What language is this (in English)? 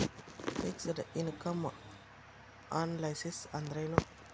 Kannada